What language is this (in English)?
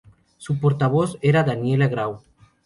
Spanish